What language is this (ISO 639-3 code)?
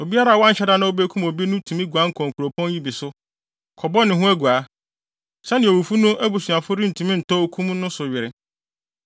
aka